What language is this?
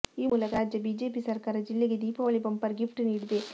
Kannada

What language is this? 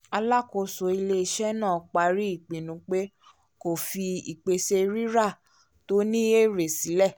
Yoruba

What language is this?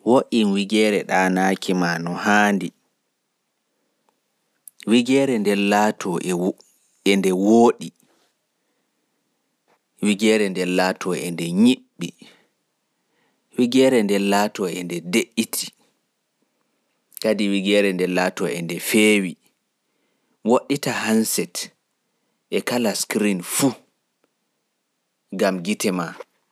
Fula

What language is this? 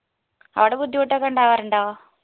Malayalam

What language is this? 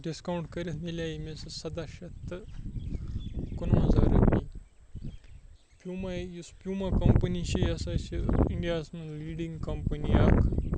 Kashmiri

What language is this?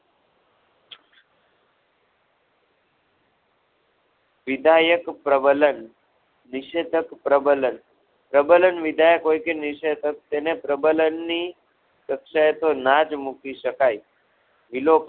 Gujarati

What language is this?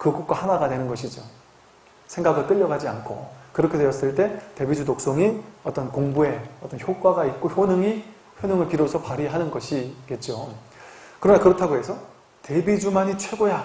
Korean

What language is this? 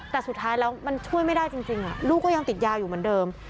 Thai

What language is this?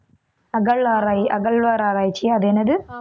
Tamil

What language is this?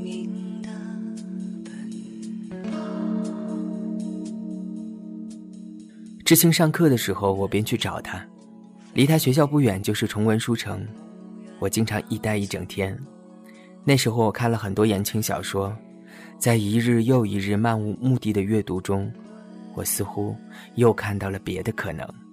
Chinese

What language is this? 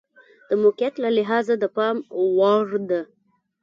Pashto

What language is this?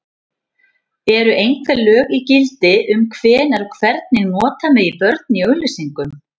Icelandic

